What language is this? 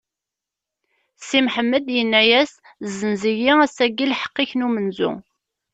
Kabyle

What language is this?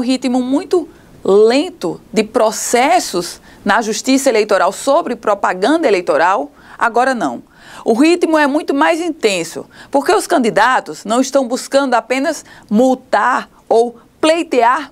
Portuguese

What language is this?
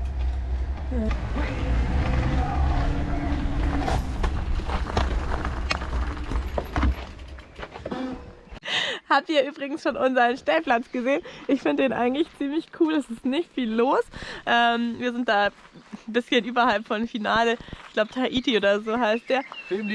German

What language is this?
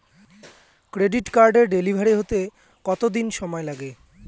Bangla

